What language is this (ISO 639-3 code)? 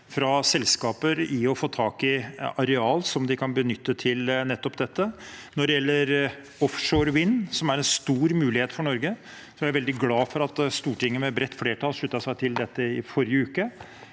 nor